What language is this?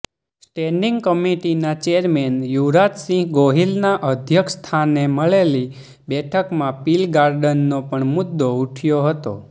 Gujarati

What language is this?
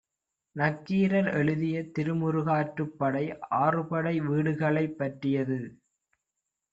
Tamil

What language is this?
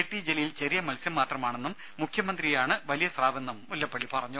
Malayalam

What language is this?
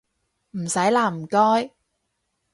Cantonese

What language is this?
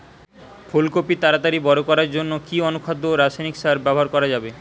Bangla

